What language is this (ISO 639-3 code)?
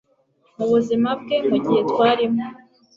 kin